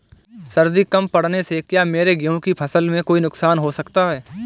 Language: Hindi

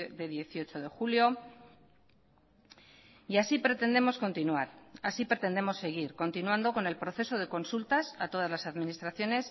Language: Spanish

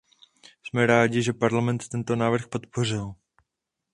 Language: Czech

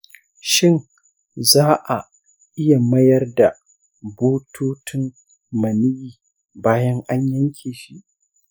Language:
Hausa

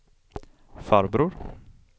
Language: Swedish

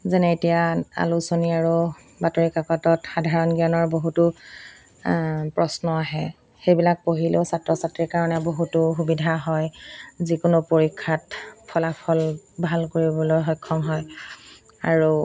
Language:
Assamese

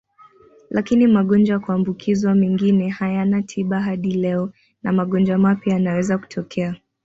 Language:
Swahili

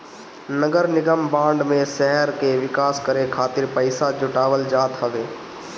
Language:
Bhojpuri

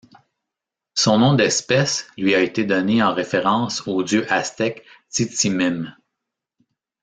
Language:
French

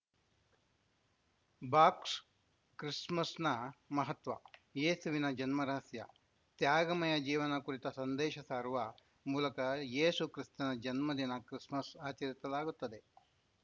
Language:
Kannada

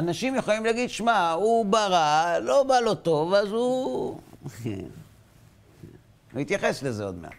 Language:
Hebrew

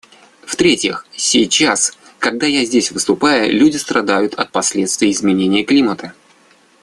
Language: Russian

